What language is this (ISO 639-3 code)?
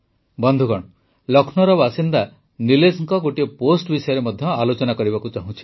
ori